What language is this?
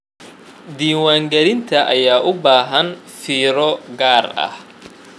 Somali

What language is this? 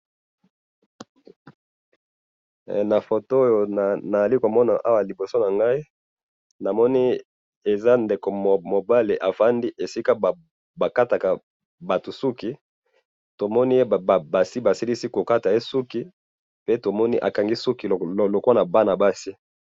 Lingala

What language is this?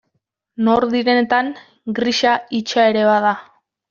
Basque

